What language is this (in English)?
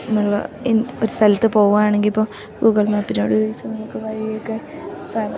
Malayalam